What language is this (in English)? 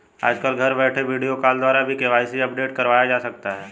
Hindi